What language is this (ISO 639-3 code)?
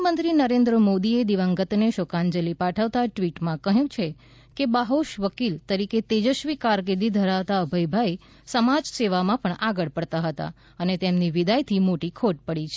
guj